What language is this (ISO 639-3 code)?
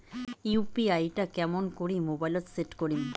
ben